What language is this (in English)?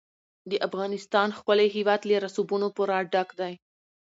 Pashto